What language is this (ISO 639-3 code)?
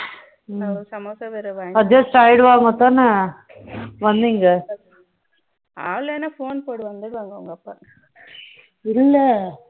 tam